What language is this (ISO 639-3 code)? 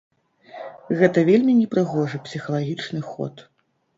bel